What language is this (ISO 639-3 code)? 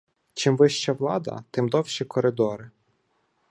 ukr